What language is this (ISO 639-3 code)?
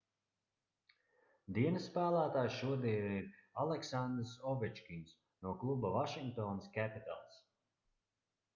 lav